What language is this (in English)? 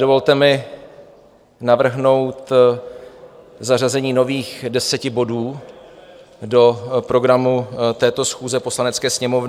Czech